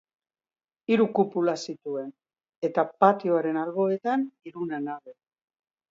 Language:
Basque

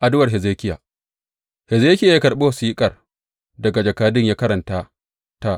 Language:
Hausa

